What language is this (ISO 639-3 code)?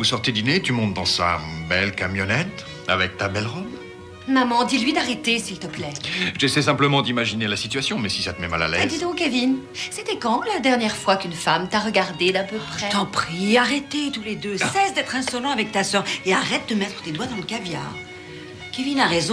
fra